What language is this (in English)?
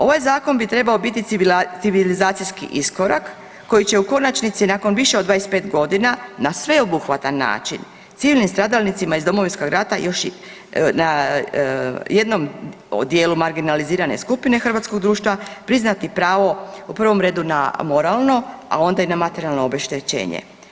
Croatian